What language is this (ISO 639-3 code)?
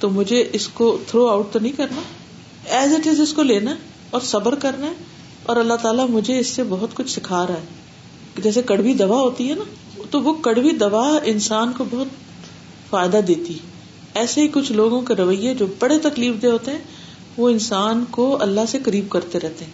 urd